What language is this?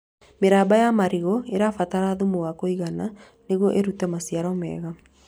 Kikuyu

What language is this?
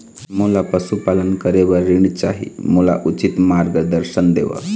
Chhattisgarhi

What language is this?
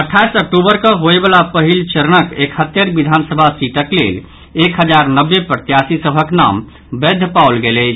Maithili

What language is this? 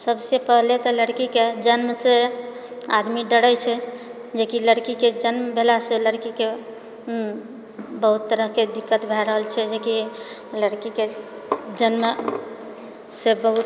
Maithili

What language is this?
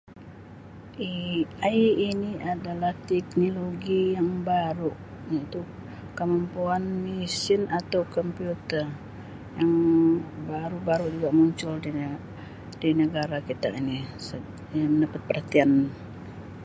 Sabah Malay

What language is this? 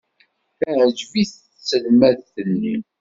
Kabyle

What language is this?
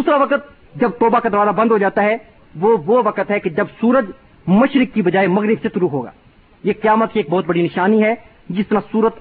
Urdu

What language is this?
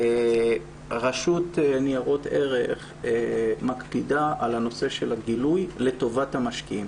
Hebrew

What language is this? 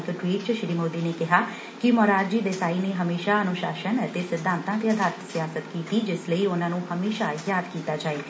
Punjabi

